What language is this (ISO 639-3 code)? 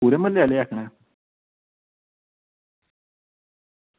doi